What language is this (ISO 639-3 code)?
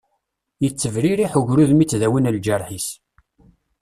kab